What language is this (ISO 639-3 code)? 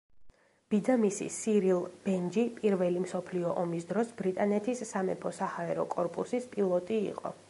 kat